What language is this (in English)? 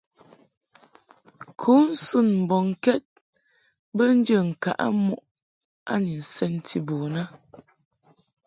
Mungaka